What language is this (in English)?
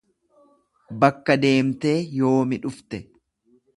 Oromo